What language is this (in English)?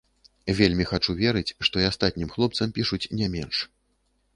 Belarusian